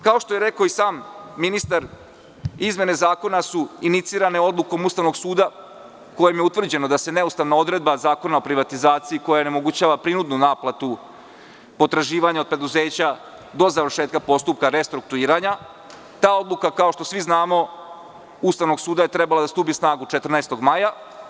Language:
Serbian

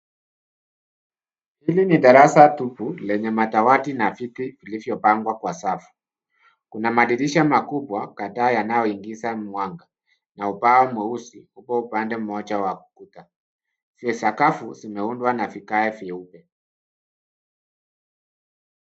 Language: Swahili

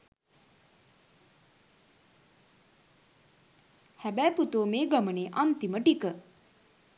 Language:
Sinhala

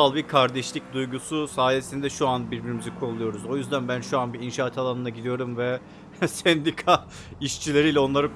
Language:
Turkish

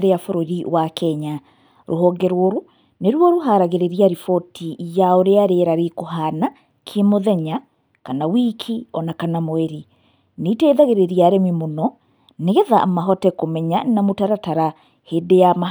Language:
Kikuyu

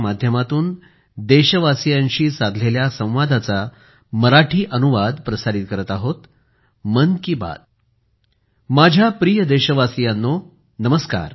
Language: Marathi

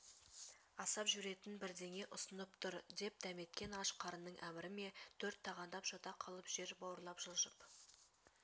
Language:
Kazakh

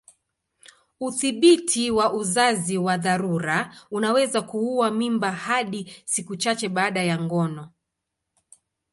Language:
Swahili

